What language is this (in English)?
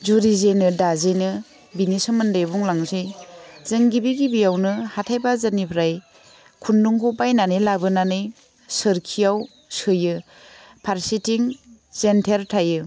Bodo